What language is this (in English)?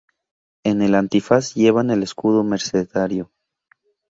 Spanish